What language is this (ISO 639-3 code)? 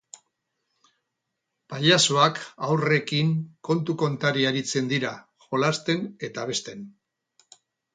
eus